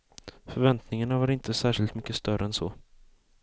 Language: Swedish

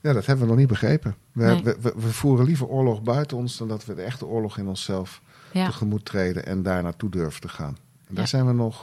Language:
Dutch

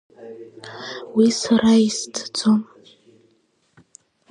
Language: Abkhazian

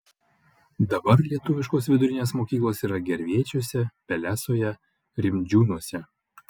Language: Lithuanian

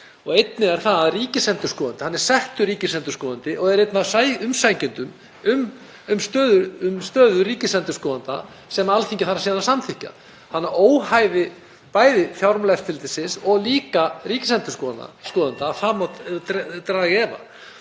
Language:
Icelandic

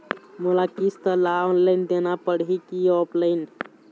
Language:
Chhattisgarhi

